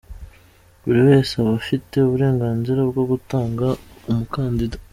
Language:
Kinyarwanda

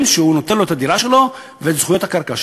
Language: Hebrew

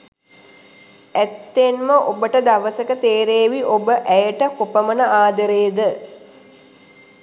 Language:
Sinhala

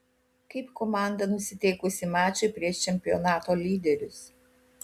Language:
Lithuanian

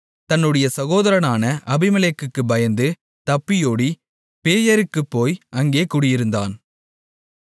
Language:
Tamil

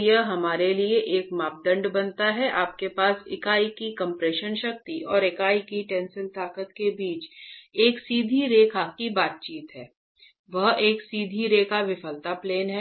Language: Hindi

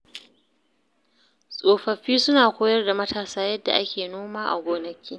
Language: Hausa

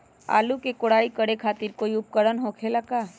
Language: Magahi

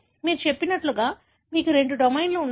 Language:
Telugu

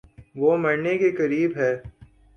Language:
Urdu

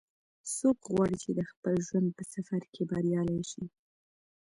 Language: Pashto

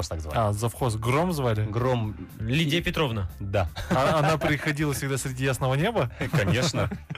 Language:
Russian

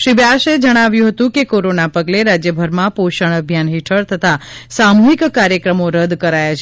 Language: Gujarati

